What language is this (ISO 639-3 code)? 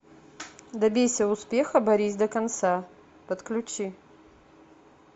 rus